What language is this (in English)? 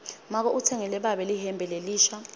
Swati